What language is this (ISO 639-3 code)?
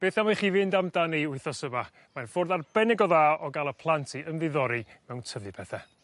cym